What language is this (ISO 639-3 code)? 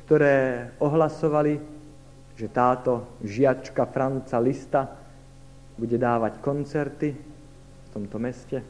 slk